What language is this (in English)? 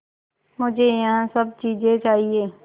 Hindi